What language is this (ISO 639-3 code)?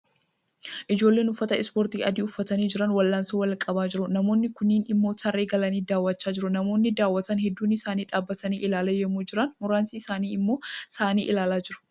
orm